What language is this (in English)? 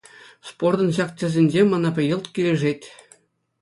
Chuvash